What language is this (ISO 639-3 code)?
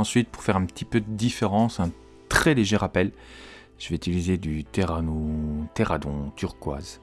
fra